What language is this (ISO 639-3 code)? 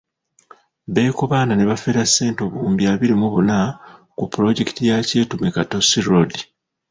lug